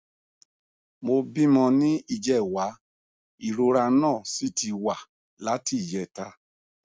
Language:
Yoruba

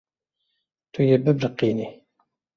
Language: Kurdish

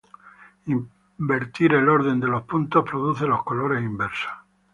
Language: Spanish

